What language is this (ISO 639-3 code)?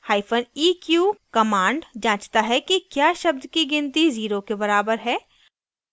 hin